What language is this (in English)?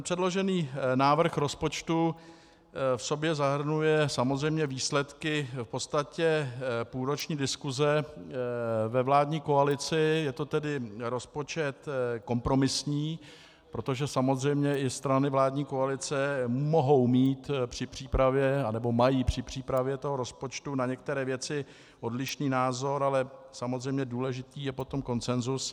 Czech